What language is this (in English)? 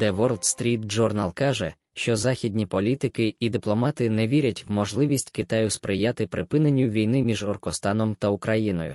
Ukrainian